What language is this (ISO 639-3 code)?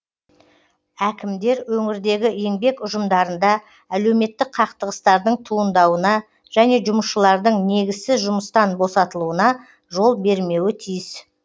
kaz